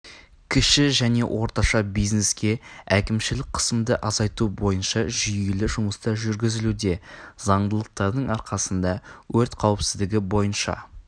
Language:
Kazakh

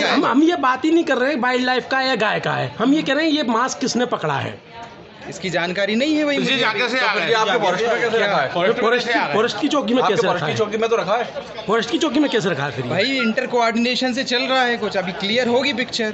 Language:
Hindi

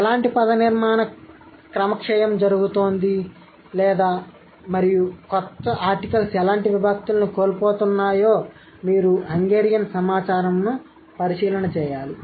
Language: Telugu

